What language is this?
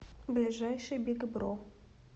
Russian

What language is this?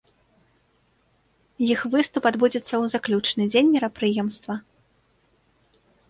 Belarusian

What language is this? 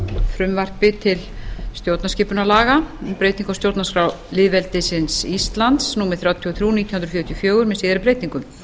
Icelandic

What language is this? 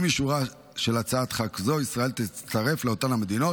Hebrew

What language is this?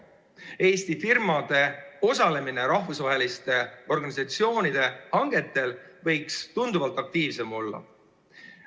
Estonian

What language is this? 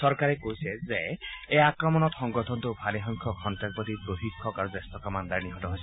Assamese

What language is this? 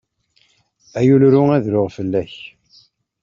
Kabyle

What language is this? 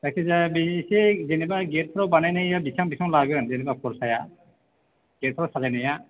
Bodo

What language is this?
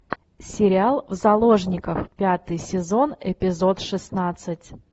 Russian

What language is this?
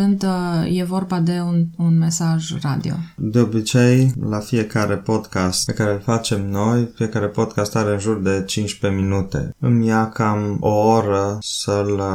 Romanian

